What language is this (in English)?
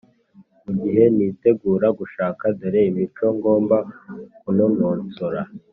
Kinyarwanda